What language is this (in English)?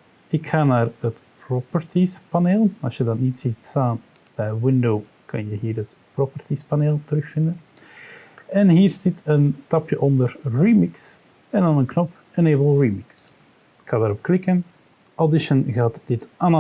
Dutch